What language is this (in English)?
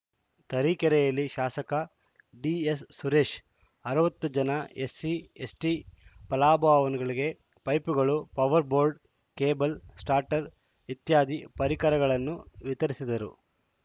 Kannada